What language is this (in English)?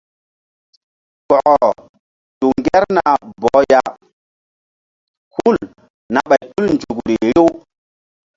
Mbum